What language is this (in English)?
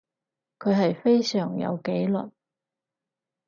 Cantonese